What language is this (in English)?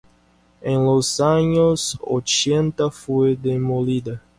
Spanish